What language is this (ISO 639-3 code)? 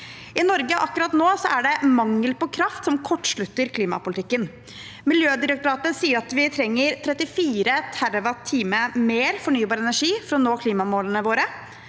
nor